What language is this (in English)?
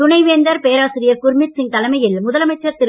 Tamil